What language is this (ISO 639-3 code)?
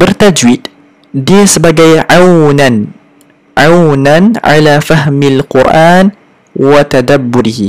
msa